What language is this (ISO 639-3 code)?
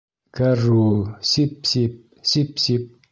bak